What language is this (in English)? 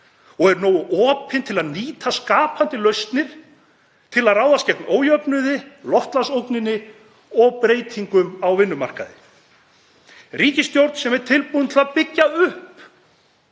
Icelandic